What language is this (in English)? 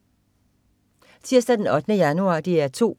Danish